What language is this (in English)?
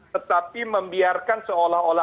Indonesian